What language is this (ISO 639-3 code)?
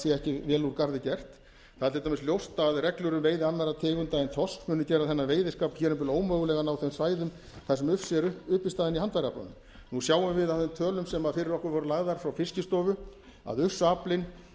isl